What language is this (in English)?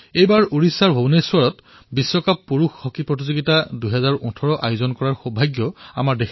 Assamese